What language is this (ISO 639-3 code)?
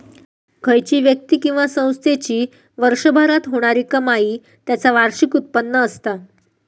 mar